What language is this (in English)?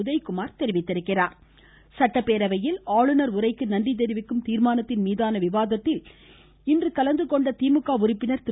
Tamil